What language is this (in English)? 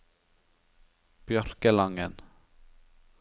Norwegian